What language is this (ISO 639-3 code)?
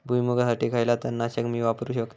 mar